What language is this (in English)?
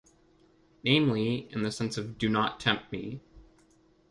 English